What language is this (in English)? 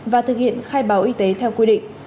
Vietnamese